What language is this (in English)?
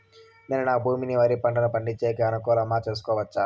Telugu